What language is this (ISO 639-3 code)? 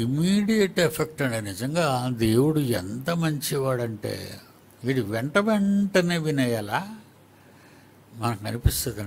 hin